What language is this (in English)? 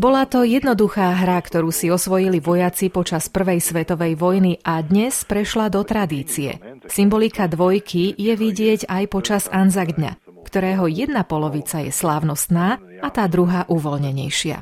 Slovak